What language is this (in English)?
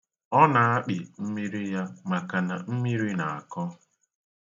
Igbo